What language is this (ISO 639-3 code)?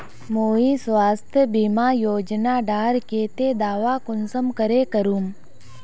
mag